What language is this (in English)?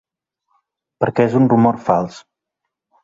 Catalan